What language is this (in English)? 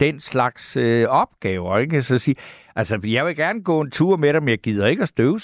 Danish